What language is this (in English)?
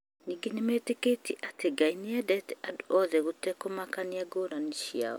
Kikuyu